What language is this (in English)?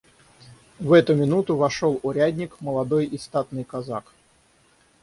Russian